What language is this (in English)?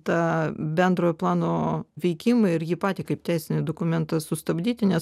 Lithuanian